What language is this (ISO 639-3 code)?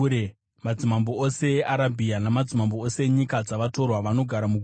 sna